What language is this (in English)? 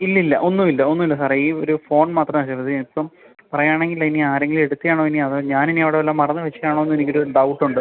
Malayalam